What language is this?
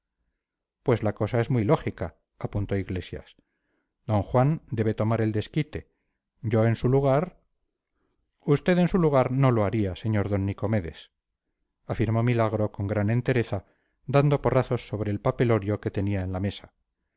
Spanish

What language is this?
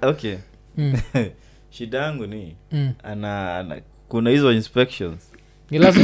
Swahili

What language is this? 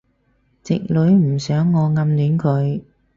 Cantonese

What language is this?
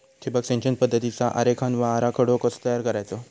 Marathi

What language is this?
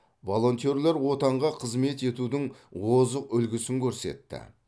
Kazakh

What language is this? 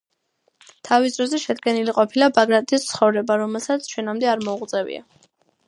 Georgian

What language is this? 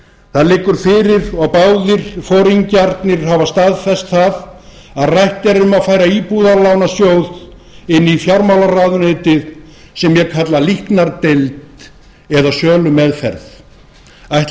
Icelandic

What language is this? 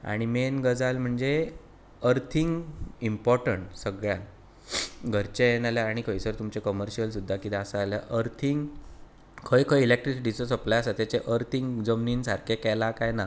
Konkani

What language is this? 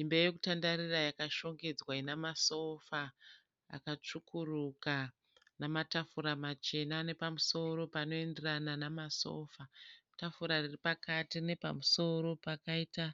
Shona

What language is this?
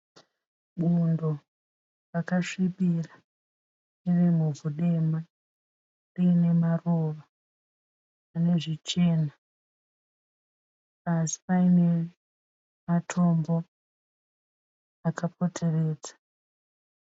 Shona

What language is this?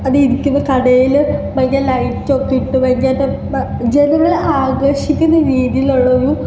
Malayalam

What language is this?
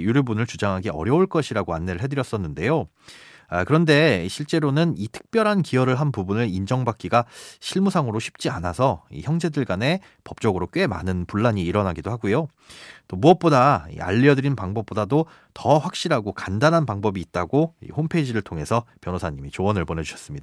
Korean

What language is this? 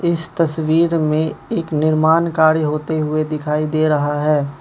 Hindi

